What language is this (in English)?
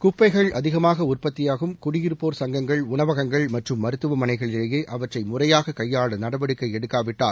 Tamil